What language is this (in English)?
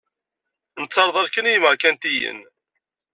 Kabyle